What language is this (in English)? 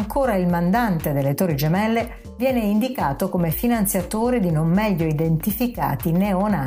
Italian